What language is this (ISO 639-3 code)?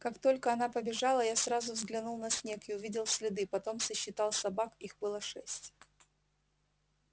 rus